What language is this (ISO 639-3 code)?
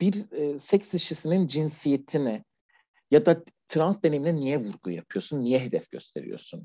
tur